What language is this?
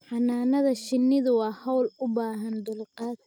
Somali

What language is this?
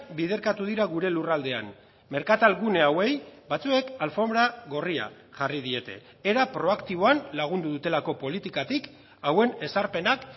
Basque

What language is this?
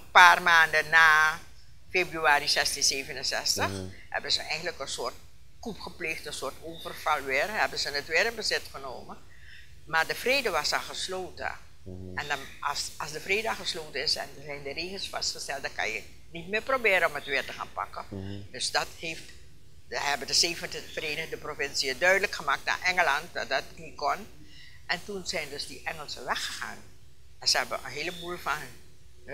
Dutch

